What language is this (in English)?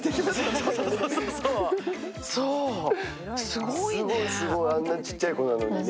Japanese